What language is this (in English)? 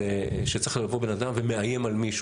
Hebrew